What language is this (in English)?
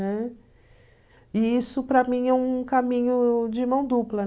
Portuguese